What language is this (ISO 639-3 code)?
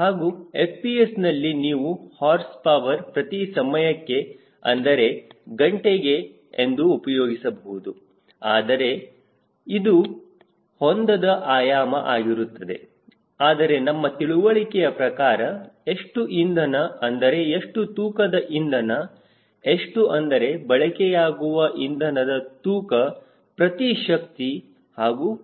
kan